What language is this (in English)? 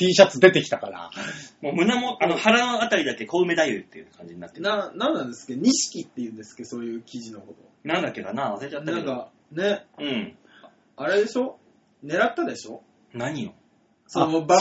Japanese